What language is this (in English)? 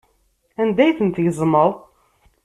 Kabyle